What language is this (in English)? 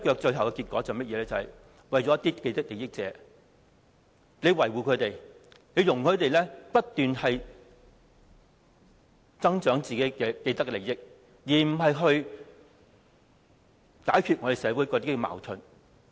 Cantonese